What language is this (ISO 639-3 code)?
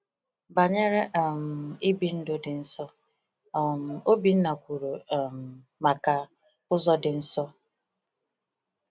ibo